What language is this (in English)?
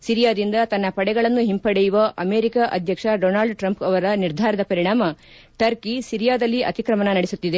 Kannada